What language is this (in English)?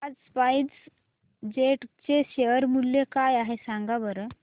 Marathi